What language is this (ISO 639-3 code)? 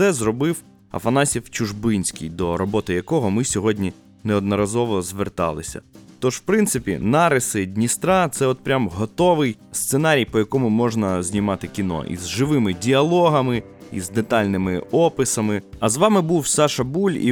ukr